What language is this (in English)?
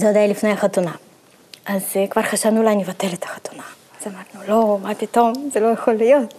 Hebrew